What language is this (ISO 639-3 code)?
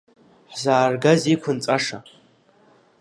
abk